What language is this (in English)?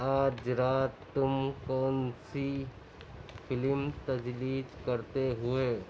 Urdu